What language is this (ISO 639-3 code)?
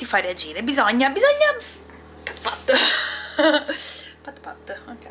ita